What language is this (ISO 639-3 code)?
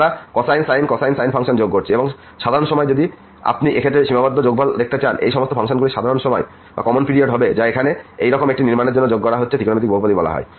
ben